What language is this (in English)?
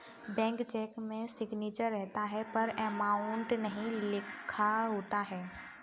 Hindi